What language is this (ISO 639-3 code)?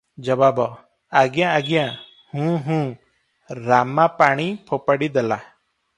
ori